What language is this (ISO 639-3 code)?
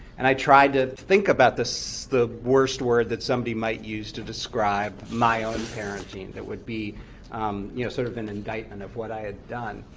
eng